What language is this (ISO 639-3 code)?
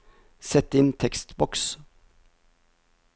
nor